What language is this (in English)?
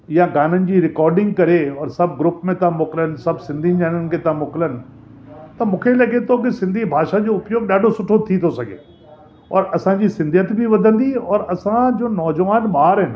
Sindhi